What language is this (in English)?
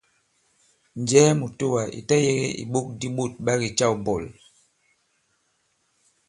Bankon